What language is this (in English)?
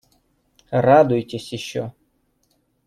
Russian